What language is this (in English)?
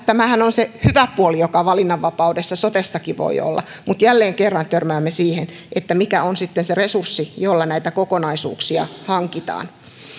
Finnish